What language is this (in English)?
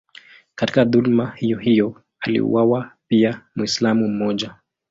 Swahili